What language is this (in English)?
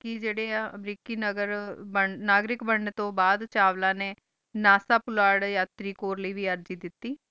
Punjabi